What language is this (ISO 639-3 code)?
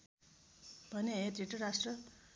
nep